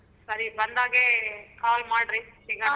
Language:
Kannada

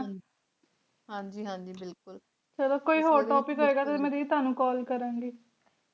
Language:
Punjabi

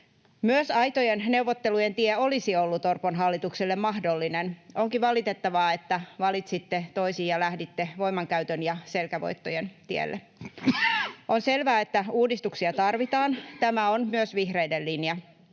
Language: Finnish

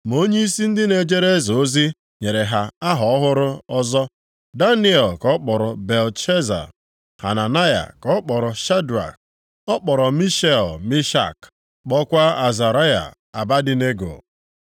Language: Igbo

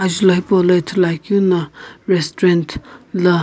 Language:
Sumi Naga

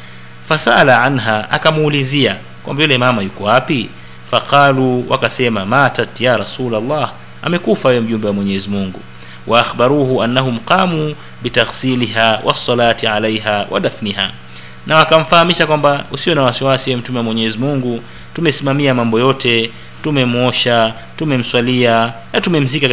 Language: Swahili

